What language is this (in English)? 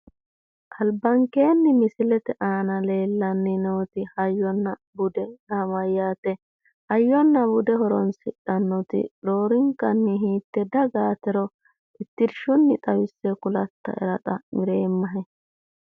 Sidamo